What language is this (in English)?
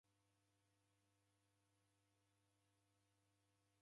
Taita